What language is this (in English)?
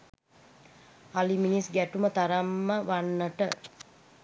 Sinhala